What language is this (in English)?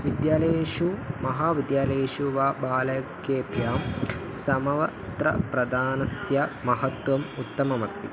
Sanskrit